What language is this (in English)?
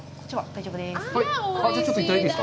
Japanese